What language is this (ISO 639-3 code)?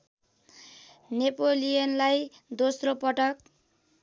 nep